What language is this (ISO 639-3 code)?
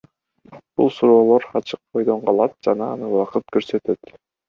kir